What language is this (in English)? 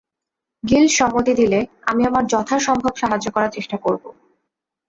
Bangla